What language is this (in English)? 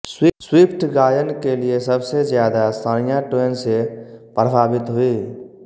Hindi